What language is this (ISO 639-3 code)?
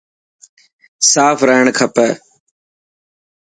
mki